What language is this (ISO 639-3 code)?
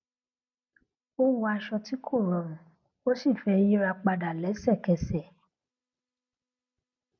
yor